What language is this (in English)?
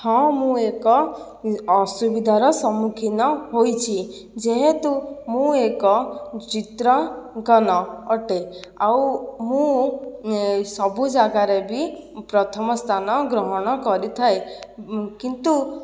Odia